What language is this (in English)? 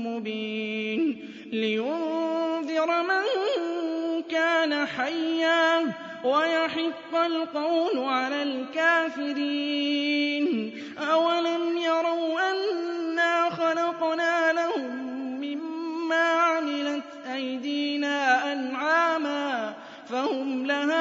Arabic